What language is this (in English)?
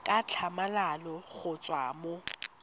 Tswana